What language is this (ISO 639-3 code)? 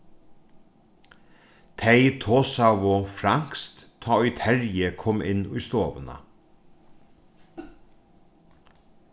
fao